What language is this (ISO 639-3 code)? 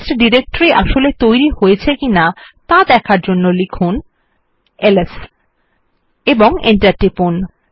ben